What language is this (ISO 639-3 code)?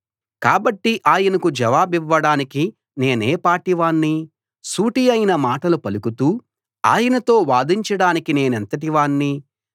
tel